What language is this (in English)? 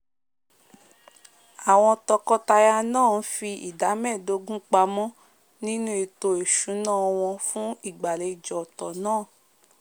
Yoruba